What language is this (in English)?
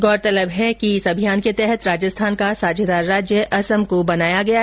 Hindi